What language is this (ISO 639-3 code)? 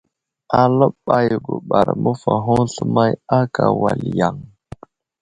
udl